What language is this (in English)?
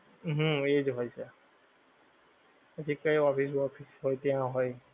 Gujarati